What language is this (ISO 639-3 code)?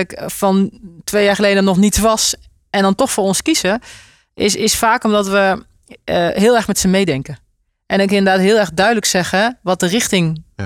nld